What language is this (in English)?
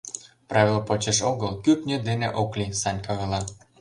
Mari